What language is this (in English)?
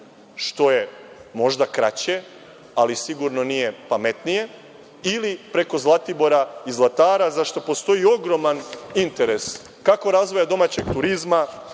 Serbian